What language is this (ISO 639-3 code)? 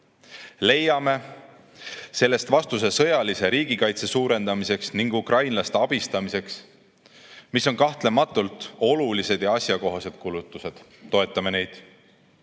est